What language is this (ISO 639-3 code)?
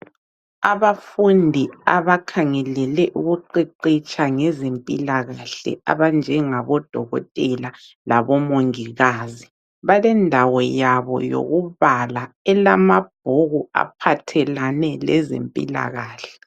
nde